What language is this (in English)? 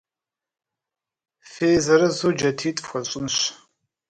Kabardian